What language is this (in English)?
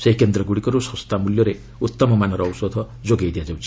Odia